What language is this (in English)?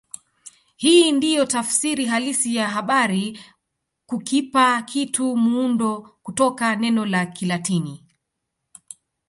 Swahili